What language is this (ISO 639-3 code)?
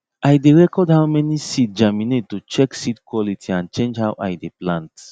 pcm